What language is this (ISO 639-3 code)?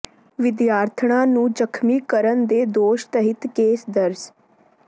pan